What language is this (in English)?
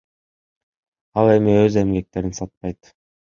Kyrgyz